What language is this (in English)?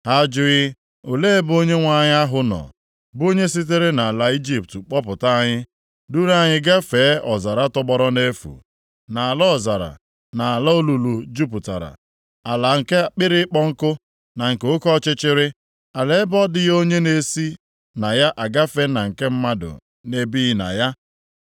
Igbo